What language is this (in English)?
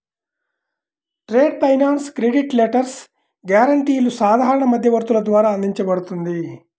Telugu